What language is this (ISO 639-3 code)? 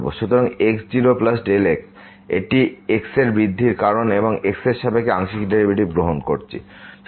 ben